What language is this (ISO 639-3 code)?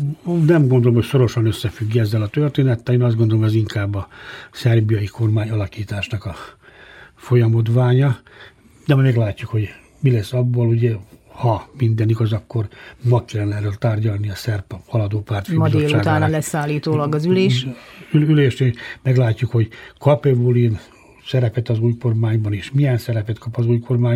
hun